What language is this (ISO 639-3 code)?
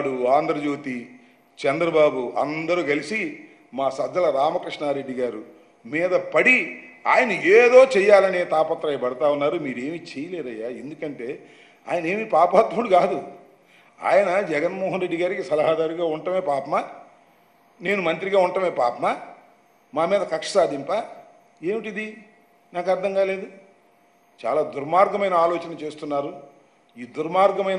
tel